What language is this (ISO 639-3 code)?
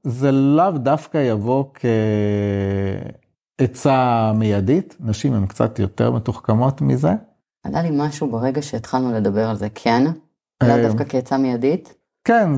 heb